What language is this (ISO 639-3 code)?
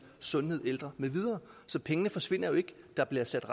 dan